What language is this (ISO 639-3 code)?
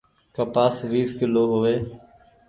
gig